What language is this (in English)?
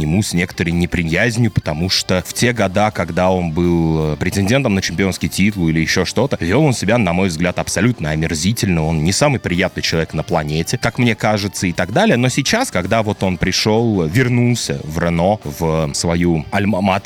Russian